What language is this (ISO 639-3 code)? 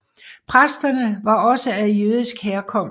dan